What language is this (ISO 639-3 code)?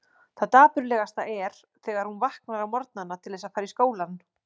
isl